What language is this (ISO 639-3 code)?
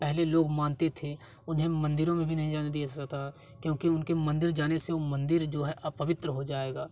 hin